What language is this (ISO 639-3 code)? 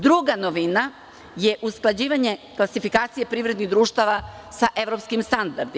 srp